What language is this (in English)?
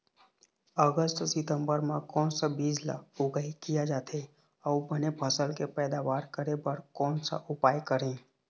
Chhattisgarhi